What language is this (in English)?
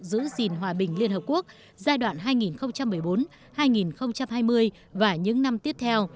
Vietnamese